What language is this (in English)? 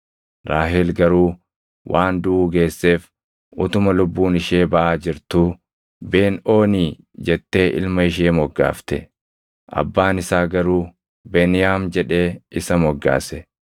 Oromo